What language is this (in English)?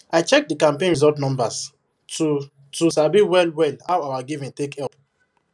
Nigerian Pidgin